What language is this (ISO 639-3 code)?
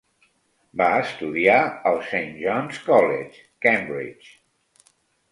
cat